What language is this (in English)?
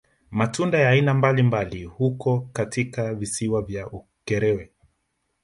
Swahili